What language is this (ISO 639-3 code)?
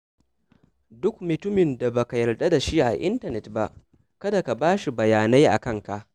hau